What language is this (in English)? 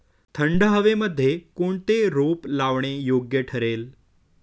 Marathi